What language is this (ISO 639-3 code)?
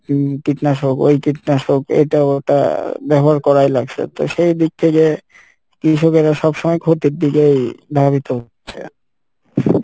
ben